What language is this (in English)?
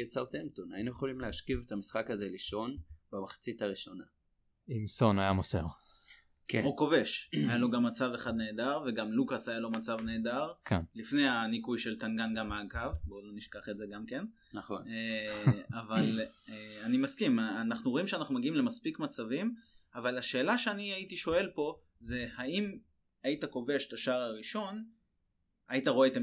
Hebrew